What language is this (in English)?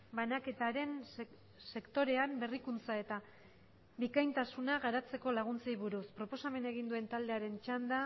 Basque